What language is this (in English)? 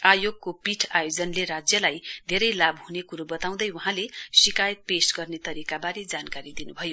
Nepali